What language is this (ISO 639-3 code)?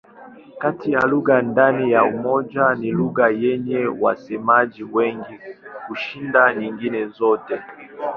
swa